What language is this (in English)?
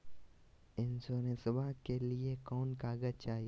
Magahi